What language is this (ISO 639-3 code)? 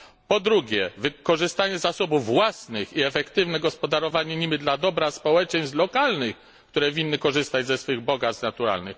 pol